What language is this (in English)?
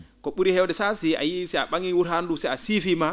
Fula